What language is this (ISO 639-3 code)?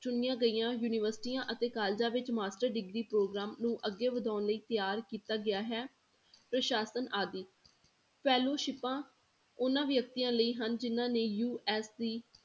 pan